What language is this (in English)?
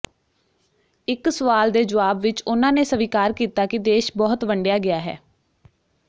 Punjabi